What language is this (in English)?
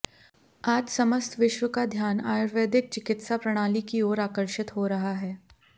Hindi